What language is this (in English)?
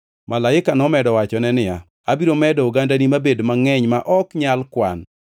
Luo (Kenya and Tanzania)